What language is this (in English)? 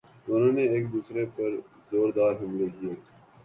Urdu